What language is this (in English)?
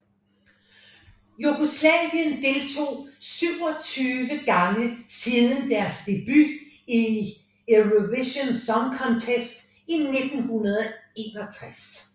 Danish